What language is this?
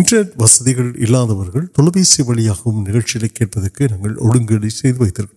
Urdu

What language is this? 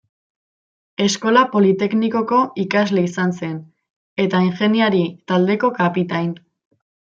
Basque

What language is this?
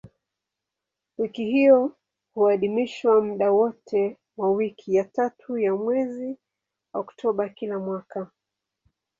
Swahili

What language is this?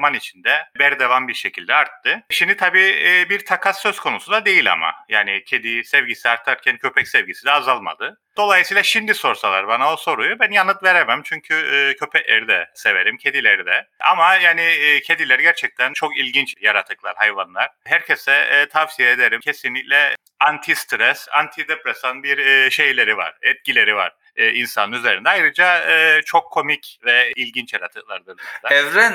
Turkish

